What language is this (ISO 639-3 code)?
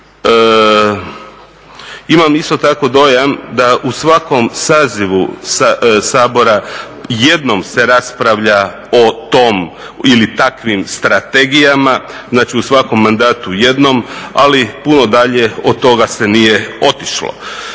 hrv